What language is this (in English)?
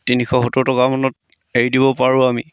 Assamese